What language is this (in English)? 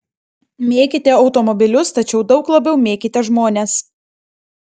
Lithuanian